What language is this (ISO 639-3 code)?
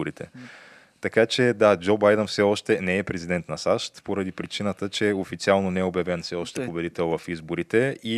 bul